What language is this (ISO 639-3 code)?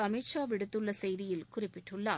tam